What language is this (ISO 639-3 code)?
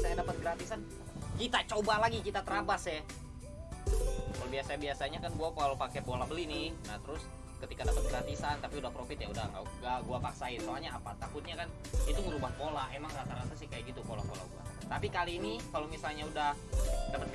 ind